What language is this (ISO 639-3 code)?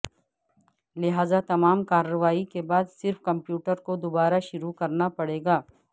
urd